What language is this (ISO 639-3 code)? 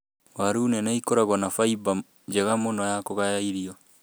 kik